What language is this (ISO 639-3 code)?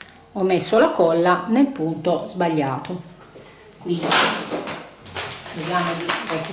ita